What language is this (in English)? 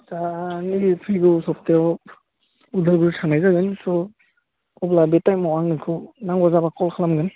Bodo